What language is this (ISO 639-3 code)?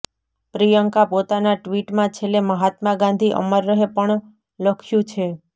guj